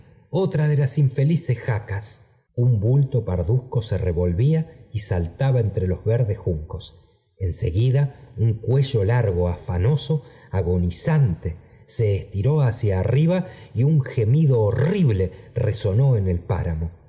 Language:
Spanish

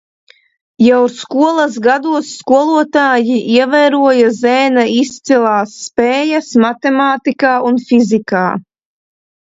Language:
Latvian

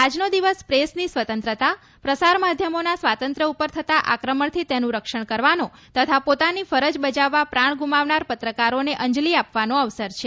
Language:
Gujarati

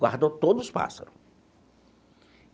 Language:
Portuguese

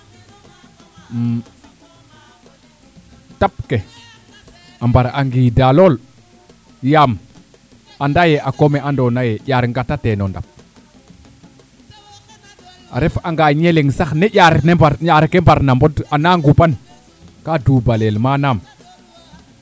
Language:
Serer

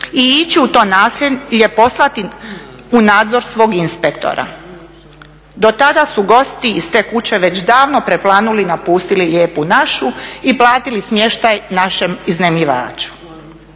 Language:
Croatian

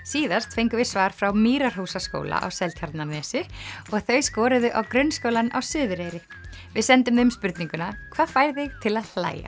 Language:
Icelandic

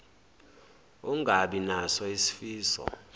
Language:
Zulu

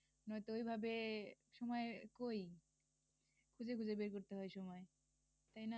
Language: Bangla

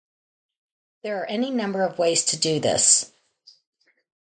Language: English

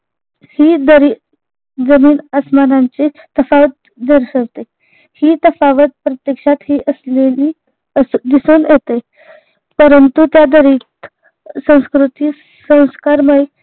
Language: Marathi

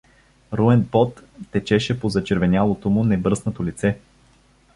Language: Bulgarian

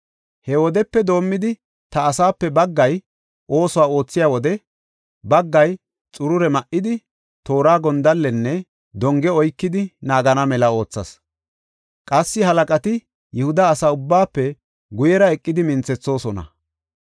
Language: Gofa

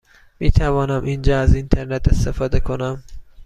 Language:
Persian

